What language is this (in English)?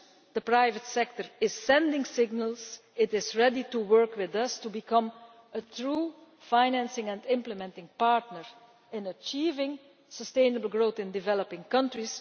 English